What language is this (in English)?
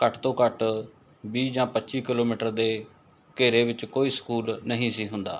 Punjabi